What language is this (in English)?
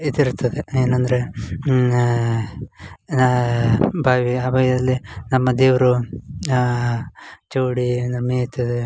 Kannada